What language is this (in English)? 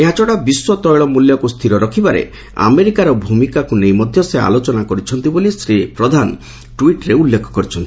Odia